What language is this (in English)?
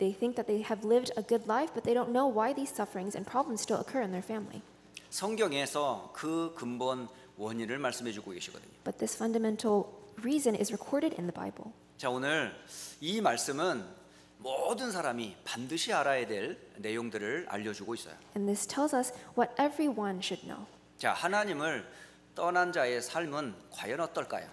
Korean